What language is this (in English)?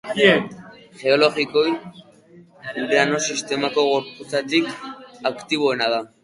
Basque